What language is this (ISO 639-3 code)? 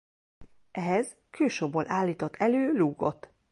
hun